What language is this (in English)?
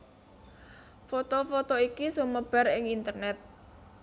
Javanese